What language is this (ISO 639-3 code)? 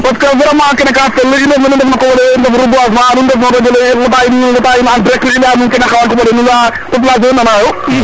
srr